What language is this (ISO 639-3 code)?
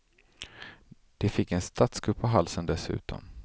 swe